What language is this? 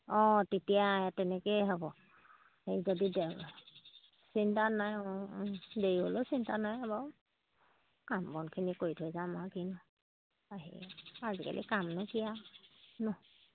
Assamese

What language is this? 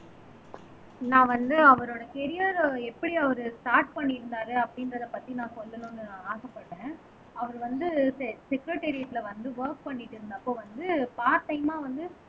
Tamil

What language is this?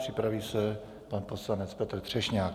Czech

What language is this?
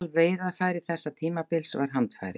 Icelandic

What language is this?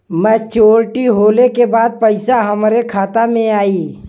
Bhojpuri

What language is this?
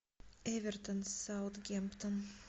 Russian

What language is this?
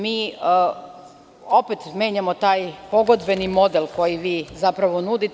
Serbian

